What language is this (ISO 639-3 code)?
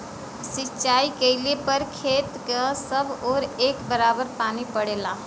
bho